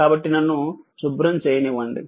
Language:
Telugu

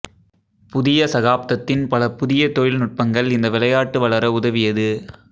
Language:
Tamil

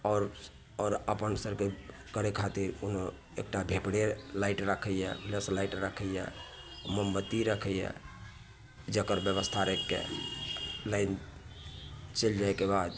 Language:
Maithili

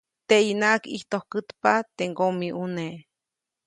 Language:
Copainalá Zoque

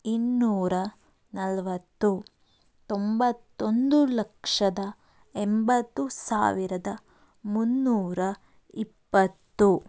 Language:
Kannada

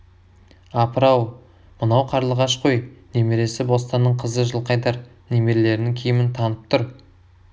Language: Kazakh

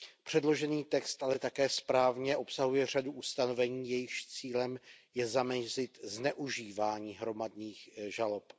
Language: Czech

